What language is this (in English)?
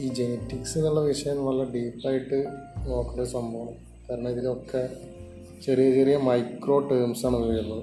Malayalam